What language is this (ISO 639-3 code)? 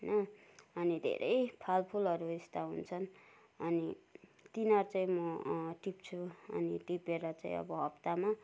nep